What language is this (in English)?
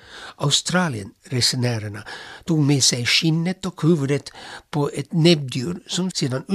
Swedish